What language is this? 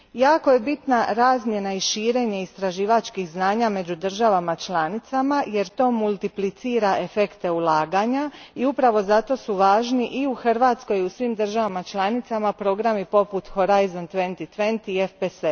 Croatian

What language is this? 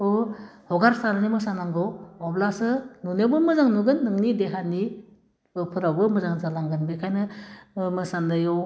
Bodo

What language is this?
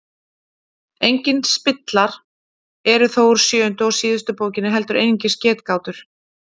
Icelandic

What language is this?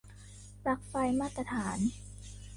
Thai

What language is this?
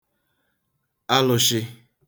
Igbo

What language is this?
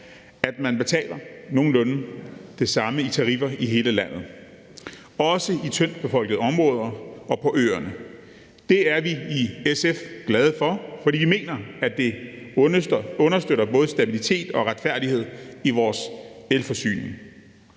Danish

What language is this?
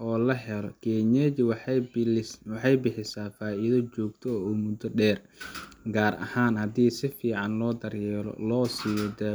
Somali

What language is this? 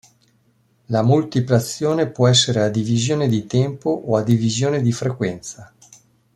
Italian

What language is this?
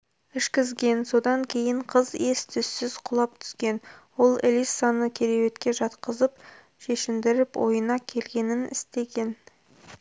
Kazakh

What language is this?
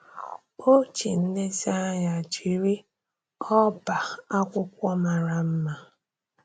Igbo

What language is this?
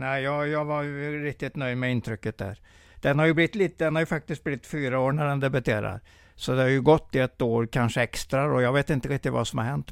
Swedish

